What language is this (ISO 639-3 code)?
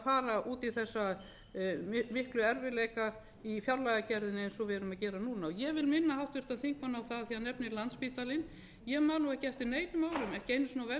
isl